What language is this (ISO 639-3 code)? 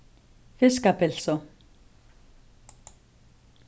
fao